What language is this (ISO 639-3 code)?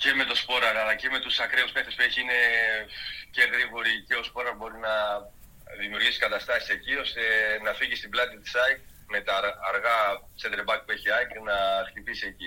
ell